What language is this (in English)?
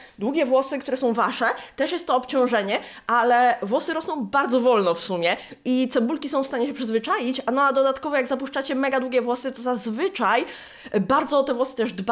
Polish